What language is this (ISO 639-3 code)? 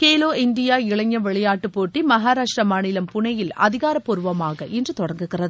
tam